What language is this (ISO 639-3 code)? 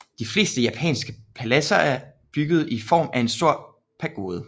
dan